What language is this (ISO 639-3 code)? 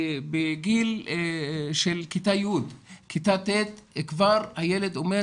heb